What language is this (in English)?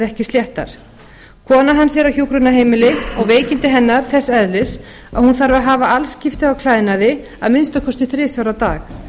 Icelandic